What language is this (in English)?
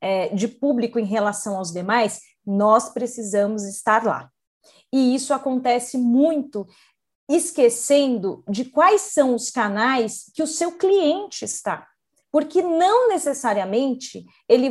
Portuguese